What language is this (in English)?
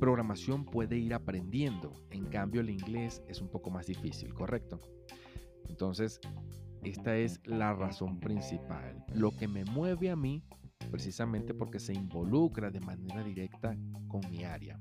Spanish